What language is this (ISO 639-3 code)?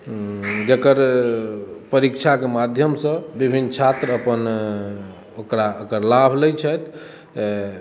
mai